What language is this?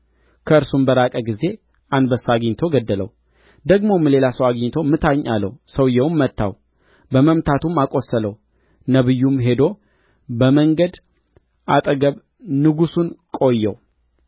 Amharic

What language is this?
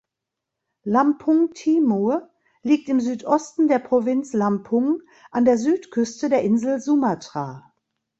German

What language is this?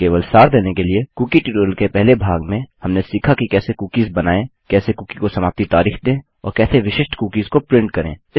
Hindi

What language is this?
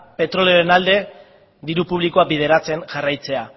Basque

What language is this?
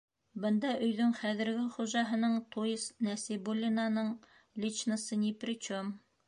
Bashkir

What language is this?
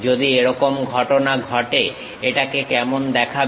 Bangla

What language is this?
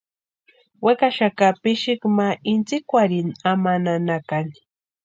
Western Highland Purepecha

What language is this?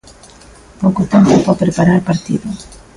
Galician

